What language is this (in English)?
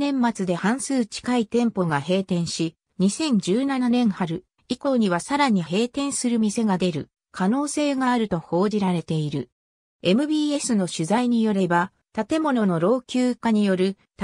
Japanese